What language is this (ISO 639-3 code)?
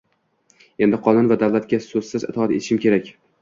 uzb